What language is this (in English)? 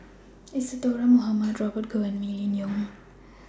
English